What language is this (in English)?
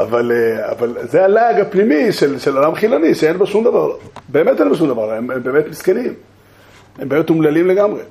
Hebrew